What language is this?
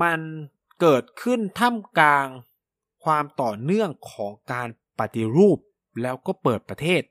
Thai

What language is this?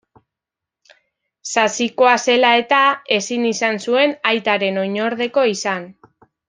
Basque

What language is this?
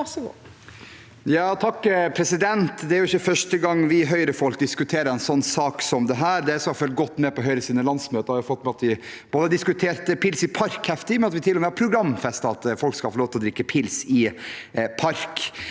Norwegian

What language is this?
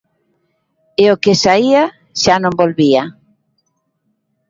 Galician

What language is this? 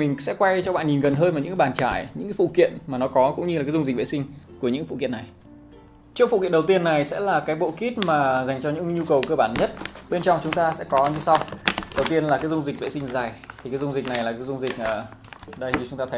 Vietnamese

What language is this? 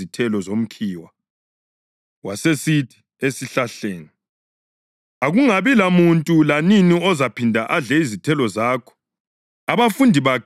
North Ndebele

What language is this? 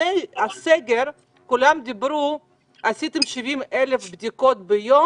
Hebrew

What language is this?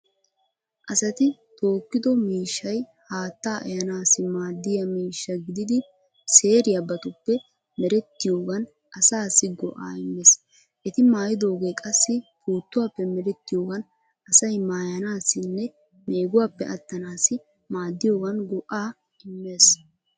Wolaytta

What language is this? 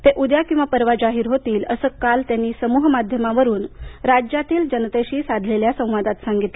Marathi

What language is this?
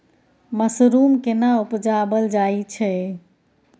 Maithili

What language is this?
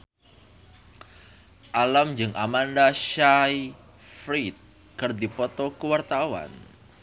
Sundanese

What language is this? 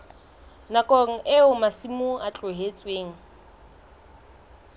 Southern Sotho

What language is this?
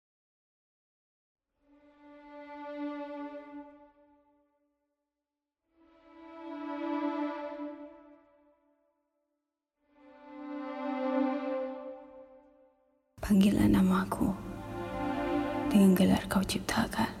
Malay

